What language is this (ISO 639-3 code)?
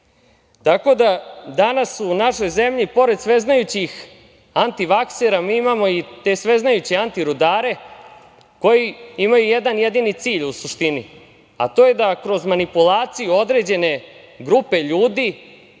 srp